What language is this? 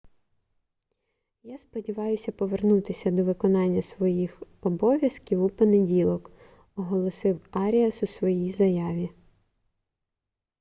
Ukrainian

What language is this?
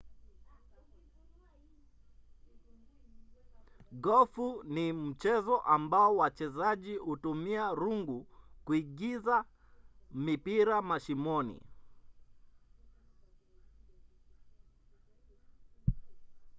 Swahili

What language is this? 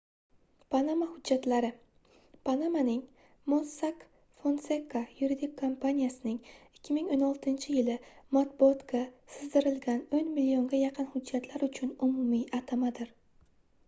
Uzbek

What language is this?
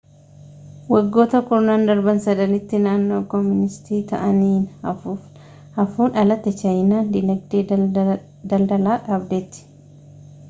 Oromo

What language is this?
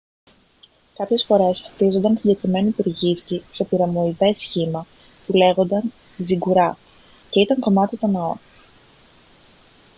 Greek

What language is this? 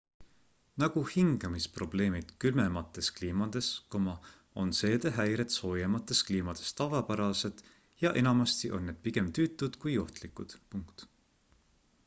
Estonian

